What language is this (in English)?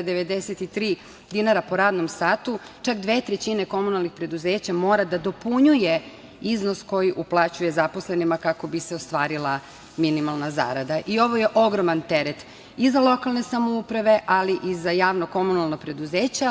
Serbian